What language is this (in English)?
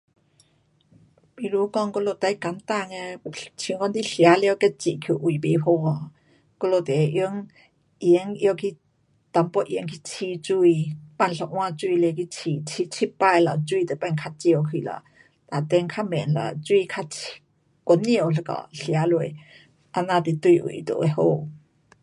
Pu-Xian Chinese